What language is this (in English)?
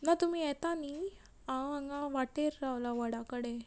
Konkani